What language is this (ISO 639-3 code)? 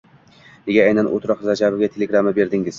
uzb